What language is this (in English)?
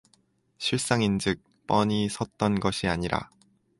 Korean